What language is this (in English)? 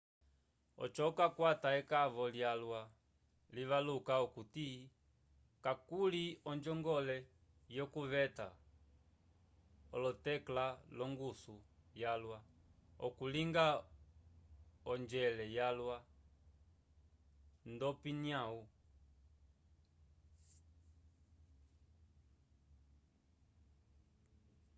Umbundu